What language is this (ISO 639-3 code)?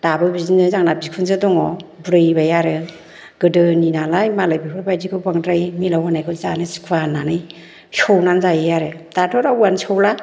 brx